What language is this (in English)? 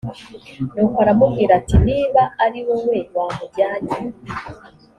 Kinyarwanda